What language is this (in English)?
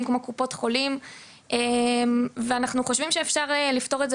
Hebrew